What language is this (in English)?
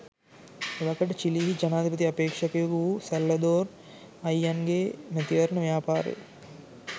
Sinhala